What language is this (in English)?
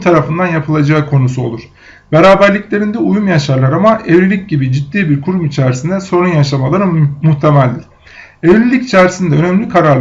Turkish